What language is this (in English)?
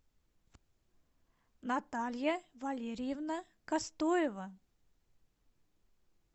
Russian